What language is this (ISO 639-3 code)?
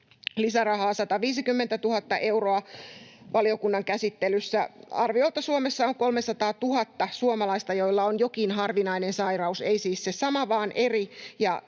fin